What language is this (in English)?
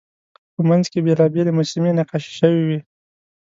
Pashto